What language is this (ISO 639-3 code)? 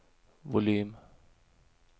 swe